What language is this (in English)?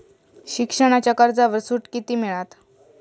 Marathi